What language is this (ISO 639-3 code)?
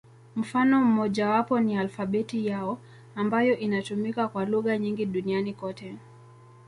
swa